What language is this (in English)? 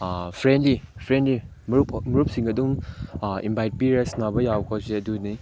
Manipuri